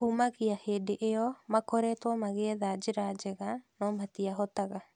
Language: Kikuyu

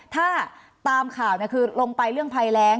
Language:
Thai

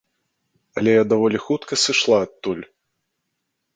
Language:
Belarusian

